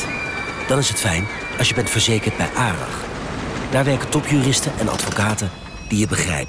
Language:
Dutch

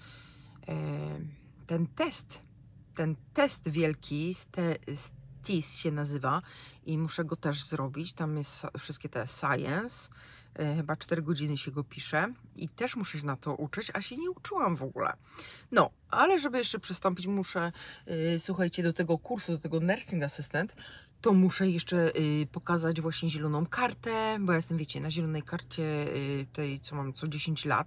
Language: Polish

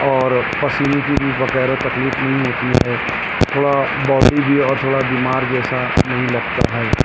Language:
Urdu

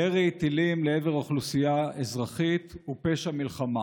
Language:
Hebrew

